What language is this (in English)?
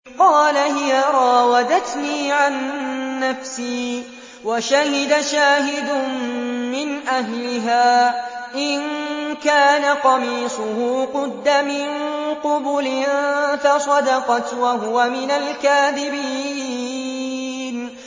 Arabic